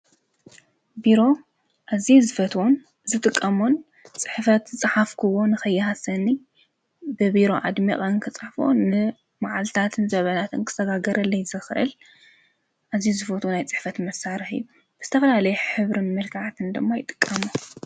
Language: Tigrinya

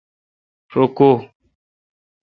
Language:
Kalkoti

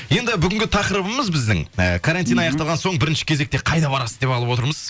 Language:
Kazakh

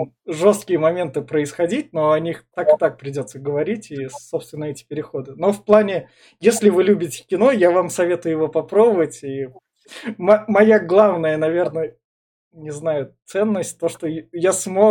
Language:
Russian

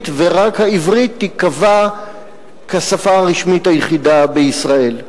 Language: Hebrew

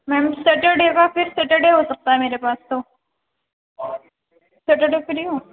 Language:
Urdu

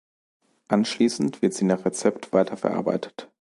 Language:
German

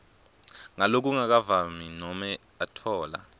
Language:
Swati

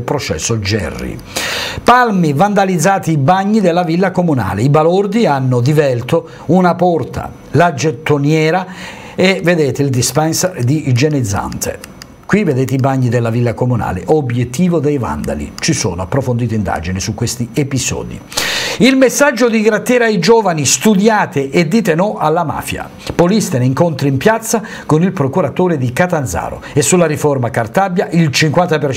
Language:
Italian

